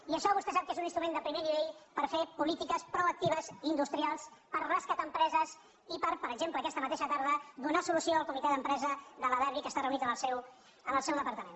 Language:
Catalan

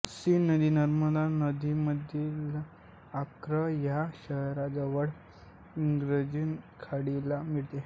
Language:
Marathi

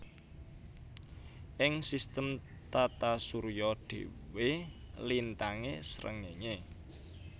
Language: Javanese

